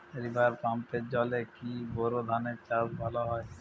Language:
Bangla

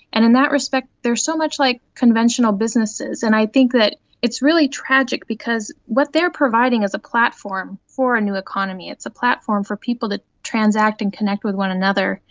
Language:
English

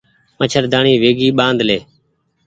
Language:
Goaria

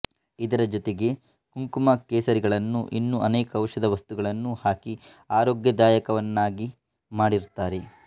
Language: Kannada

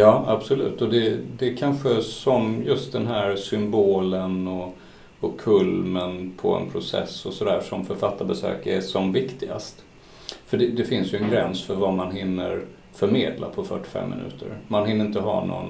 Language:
Swedish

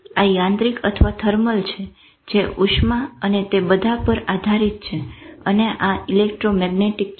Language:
Gujarati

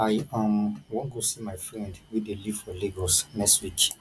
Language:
Nigerian Pidgin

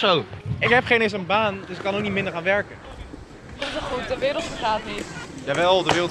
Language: Dutch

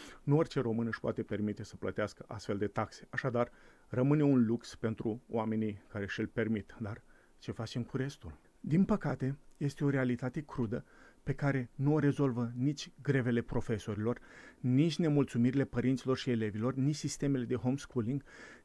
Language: Romanian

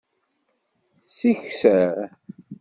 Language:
Kabyle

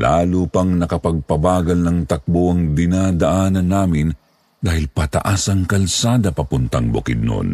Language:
Filipino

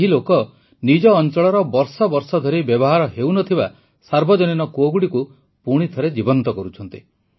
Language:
Odia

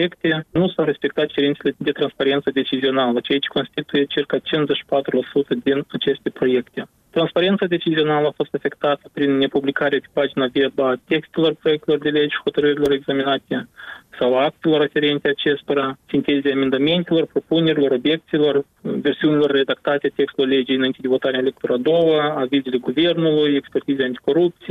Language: Romanian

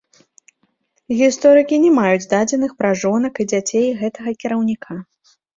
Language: Belarusian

